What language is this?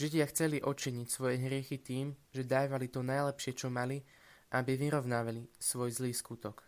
Slovak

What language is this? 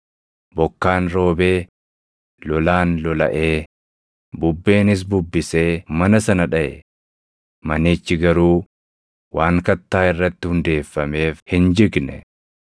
Oromo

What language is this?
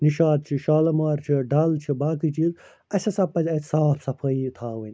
Kashmiri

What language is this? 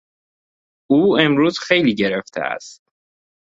Persian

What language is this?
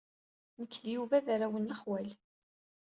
Kabyle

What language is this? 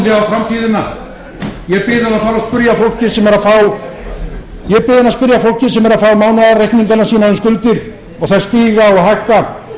Icelandic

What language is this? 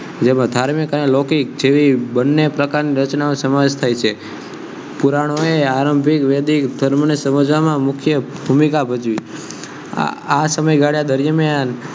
Gujarati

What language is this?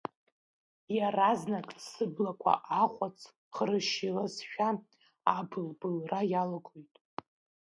Abkhazian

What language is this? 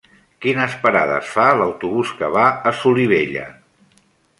Catalan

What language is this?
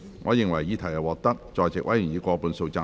Cantonese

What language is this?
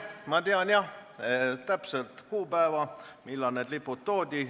Estonian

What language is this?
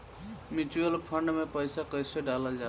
Bhojpuri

